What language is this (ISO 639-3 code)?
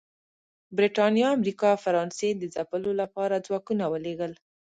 pus